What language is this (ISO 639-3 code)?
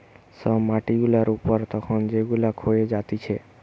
ben